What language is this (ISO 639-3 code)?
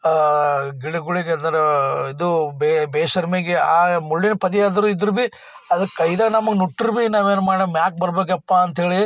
kan